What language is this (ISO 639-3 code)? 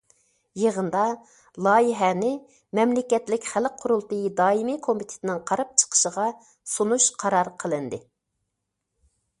uig